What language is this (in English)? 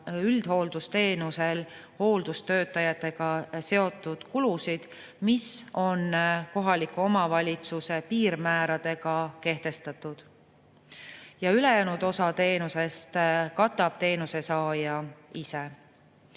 Estonian